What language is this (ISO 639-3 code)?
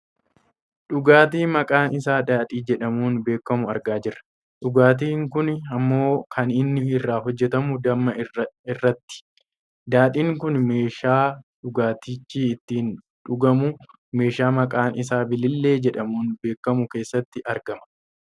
orm